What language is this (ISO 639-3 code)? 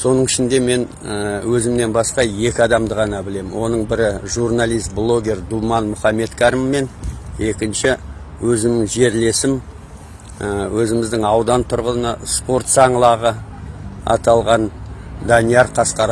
tur